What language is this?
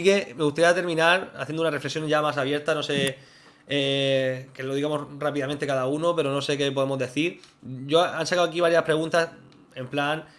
Spanish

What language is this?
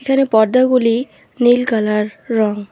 Bangla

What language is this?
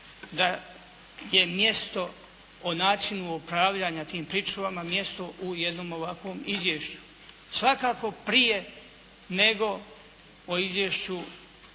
Croatian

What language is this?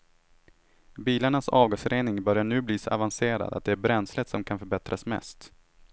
Swedish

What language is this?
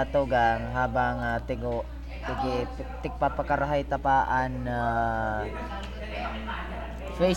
Filipino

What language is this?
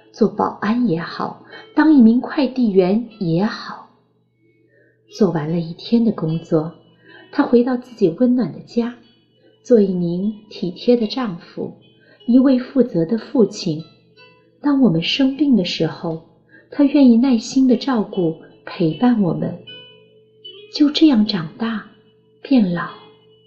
Chinese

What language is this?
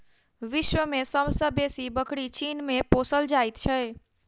Maithili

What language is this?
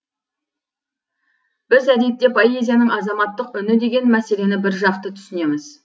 Kazakh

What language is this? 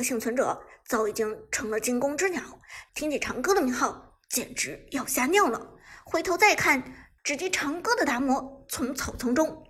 Chinese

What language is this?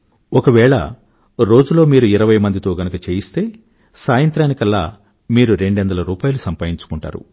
Telugu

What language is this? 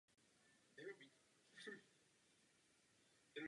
Czech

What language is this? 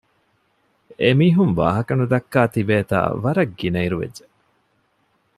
Divehi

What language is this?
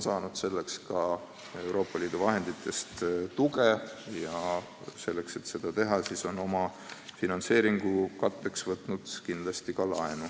Estonian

